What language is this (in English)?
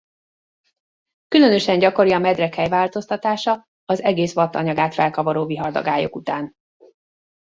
Hungarian